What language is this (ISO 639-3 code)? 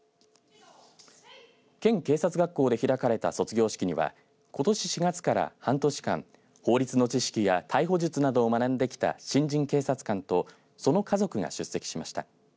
jpn